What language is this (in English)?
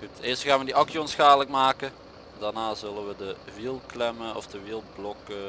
Dutch